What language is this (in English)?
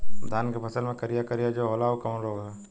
Bhojpuri